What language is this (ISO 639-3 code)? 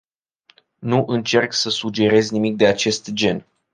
ron